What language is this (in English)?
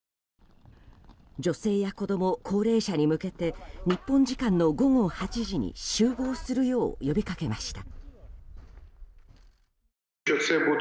Japanese